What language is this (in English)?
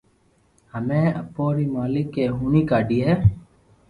Loarki